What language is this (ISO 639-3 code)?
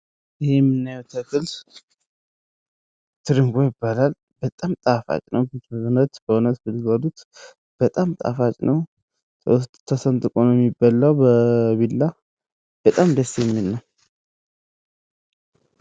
amh